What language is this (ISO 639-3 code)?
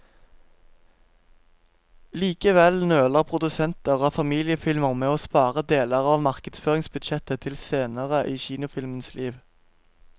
nor